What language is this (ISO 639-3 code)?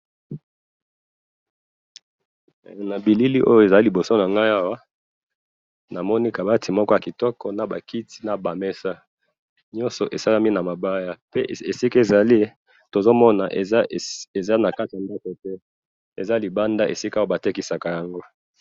lin